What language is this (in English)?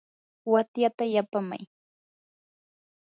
Yanahuanca Pasco Quechua